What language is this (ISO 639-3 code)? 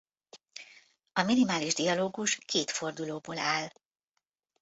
hun